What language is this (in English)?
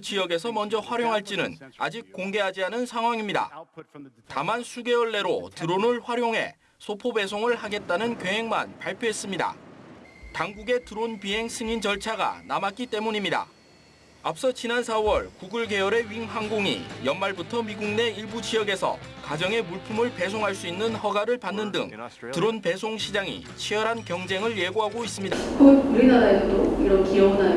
Korean